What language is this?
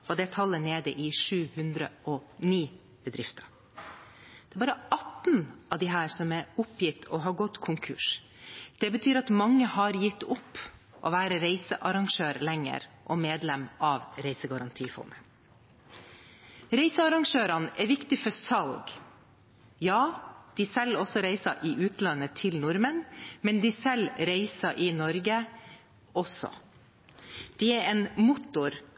Norwegian Bokmål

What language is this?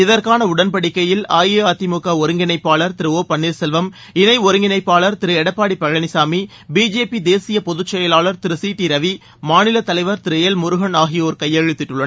Tamil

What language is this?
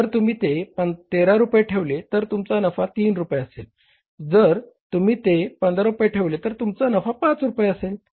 Marathi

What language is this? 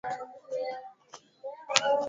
Swahili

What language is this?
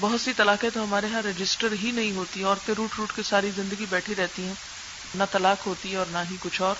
Urdu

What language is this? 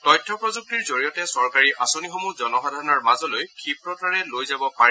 Assamese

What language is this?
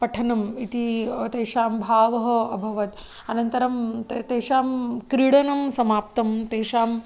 Sanskrit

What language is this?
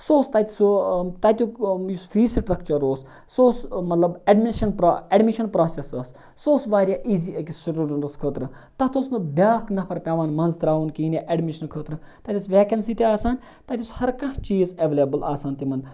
Kashmiri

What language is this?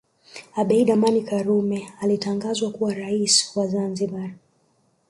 Swahili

